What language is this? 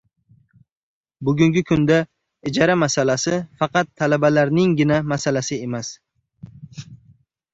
Uzbek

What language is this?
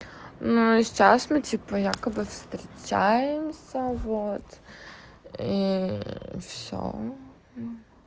Russian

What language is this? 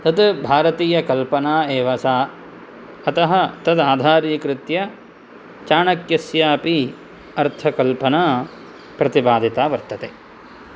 Sanskrit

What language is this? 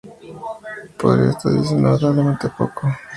Spanish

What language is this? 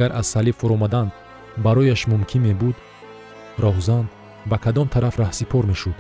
Persian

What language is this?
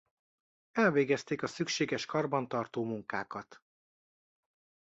Hungarian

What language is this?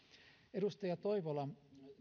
Finnish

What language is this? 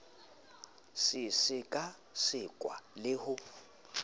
Southern Sotho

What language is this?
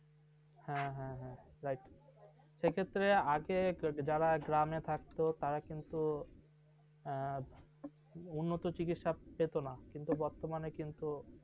Bangla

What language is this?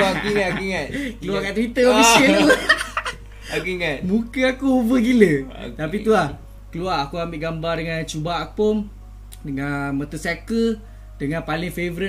Malay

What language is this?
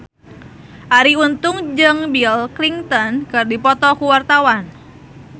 Sundanese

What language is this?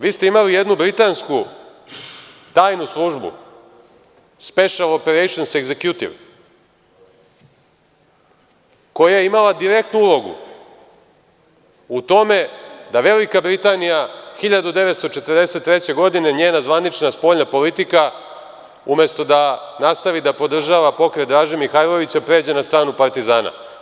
Serbian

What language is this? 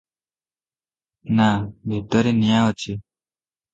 Odia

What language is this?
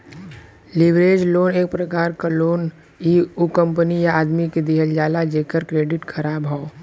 Bhojpuri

